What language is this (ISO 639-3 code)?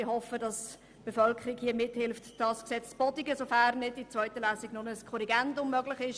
gsw